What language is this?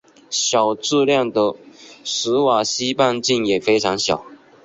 Chinese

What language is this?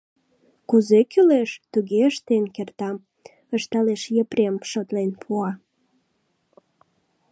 Mari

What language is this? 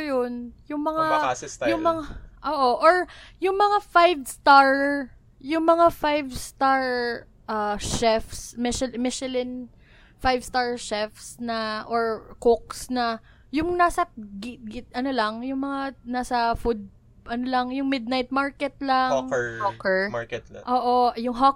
Filipino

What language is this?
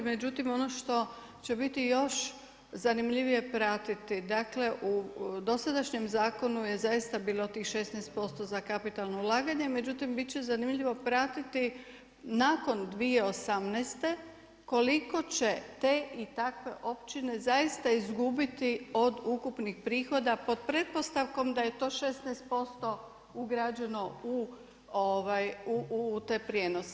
Croatian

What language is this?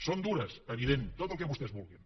Catalan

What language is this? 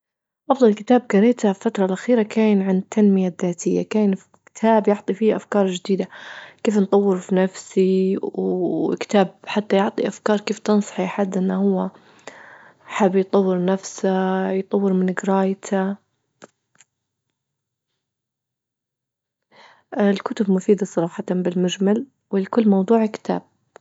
Libyan Arabic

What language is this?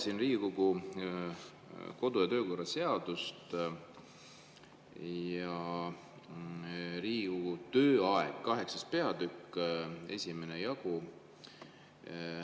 Estonian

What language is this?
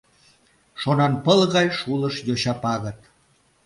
Mari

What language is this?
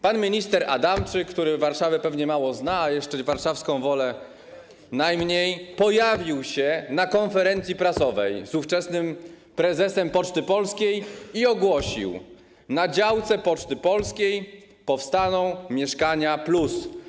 Polish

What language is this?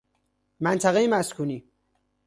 Persian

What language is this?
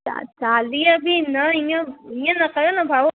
Sindhi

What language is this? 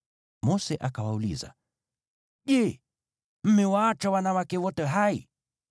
Swahili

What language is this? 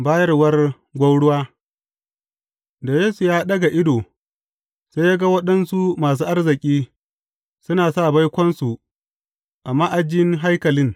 Hausa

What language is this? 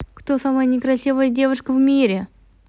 Russian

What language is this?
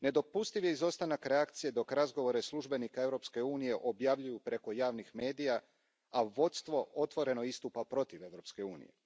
Croatian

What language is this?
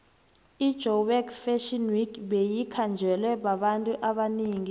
South Ndebele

